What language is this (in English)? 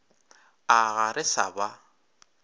Northern Sotho